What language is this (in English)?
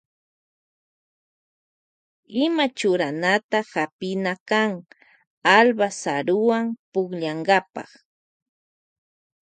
Loja Highland Quichua